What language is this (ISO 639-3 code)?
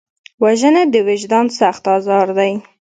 pus